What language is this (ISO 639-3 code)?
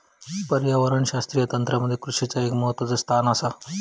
mar